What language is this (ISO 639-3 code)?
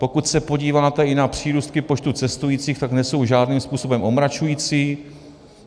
ces